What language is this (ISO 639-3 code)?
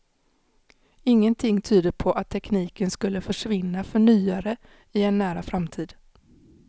swe